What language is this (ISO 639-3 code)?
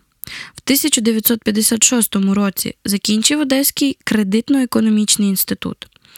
ukr